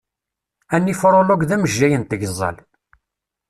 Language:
Kabyle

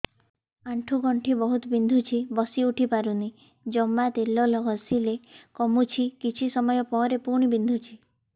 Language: Odia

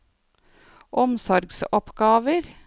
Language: Norwegian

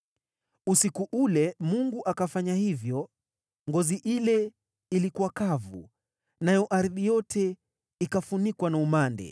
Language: Swahili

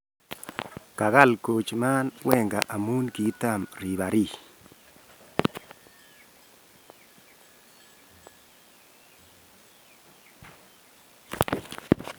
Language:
Kalenjin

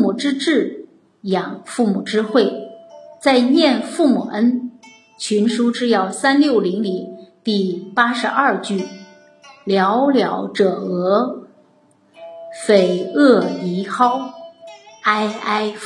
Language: Chinese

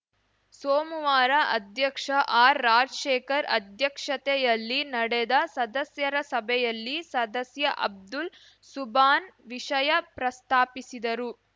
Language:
Kannada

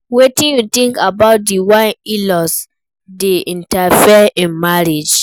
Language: Nigerian Pidgin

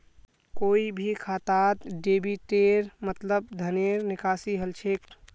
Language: Magahi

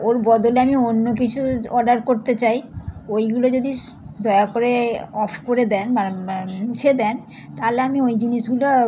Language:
Bangla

